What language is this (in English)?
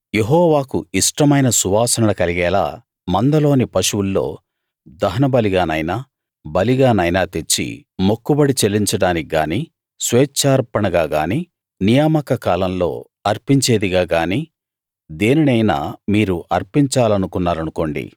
Telugu